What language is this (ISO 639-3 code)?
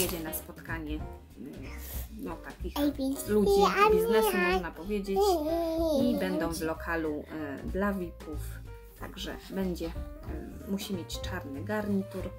pol